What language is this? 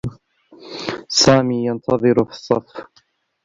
Arabic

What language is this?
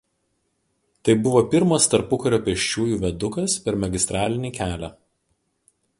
Lithuanian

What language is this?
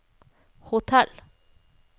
Norwegian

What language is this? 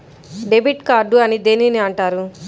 Telugu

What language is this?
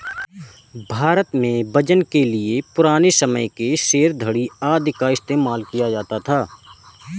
Hindi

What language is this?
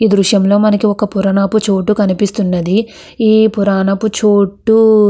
Telugu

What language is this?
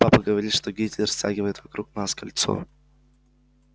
Russian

